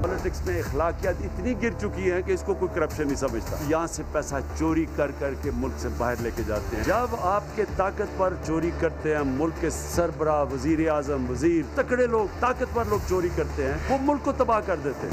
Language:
Urdu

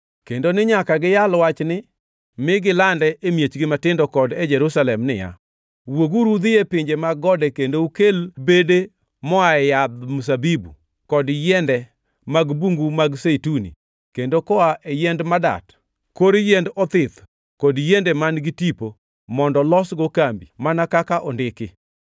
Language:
Luo (Kenya and Tanzania)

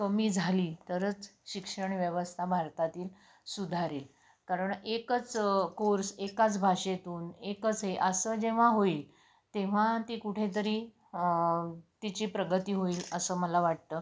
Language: Marathi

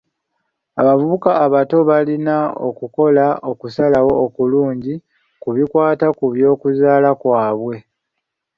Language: Ganda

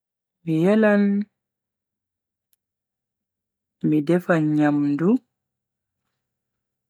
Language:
Bagirmi Fulfulde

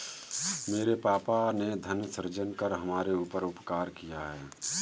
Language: Hindi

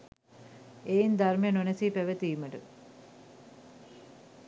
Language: Sinhala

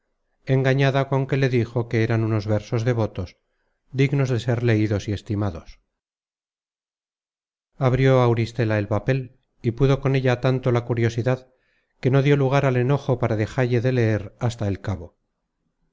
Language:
Spanish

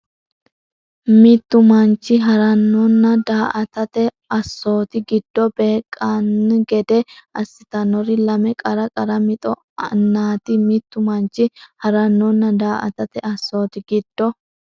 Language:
Sidamo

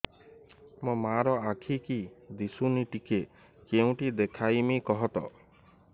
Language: Odia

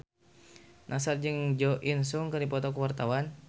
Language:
Sundanese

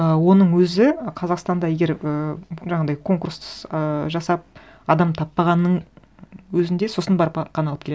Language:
Kazakh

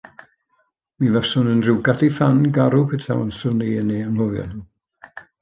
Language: Welsh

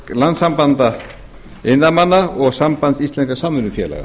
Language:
Icelandic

